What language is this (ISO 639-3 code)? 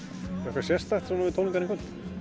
isl